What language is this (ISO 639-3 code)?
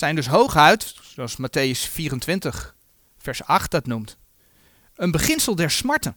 nld